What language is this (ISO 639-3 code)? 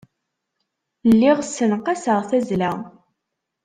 kab